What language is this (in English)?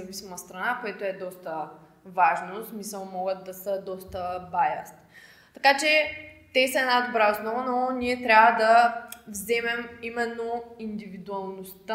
Bulgarian